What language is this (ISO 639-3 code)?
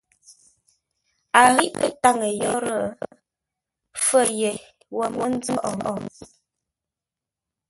nla